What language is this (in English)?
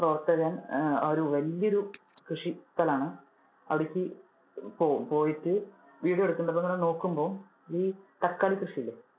Malayalam